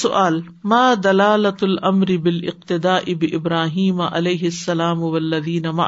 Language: Urdu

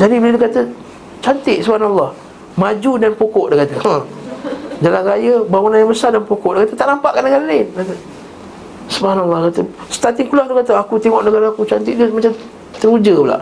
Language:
Malay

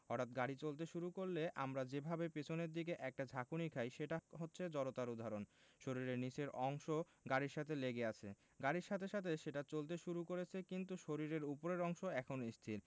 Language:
Bangla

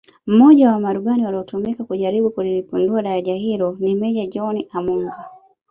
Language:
Swahili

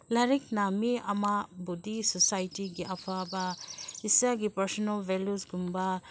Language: Manipuri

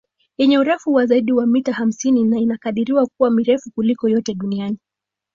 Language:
Swahili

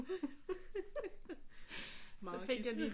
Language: Danish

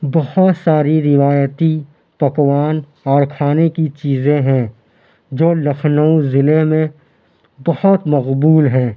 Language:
Urdu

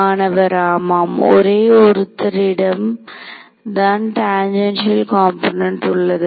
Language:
Tamil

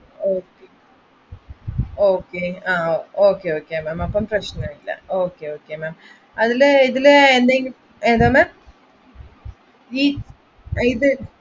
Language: Malayalam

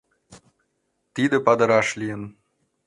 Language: Mari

